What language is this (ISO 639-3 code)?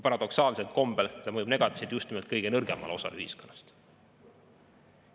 est